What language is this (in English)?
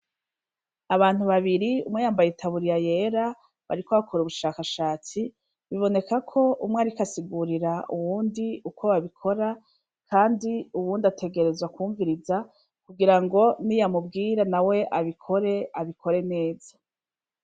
Rundi